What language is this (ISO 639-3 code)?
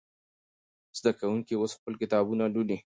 pus